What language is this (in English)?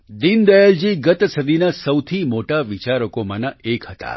Gujarati